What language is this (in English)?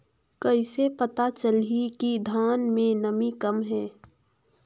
Chhattisgarhi